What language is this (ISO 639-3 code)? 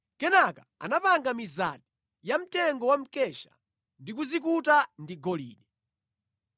nya